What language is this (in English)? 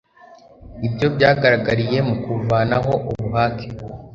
Kinyarwanda